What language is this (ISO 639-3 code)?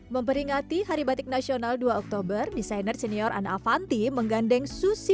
ind